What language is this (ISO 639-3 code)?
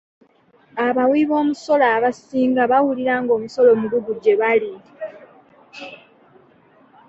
lug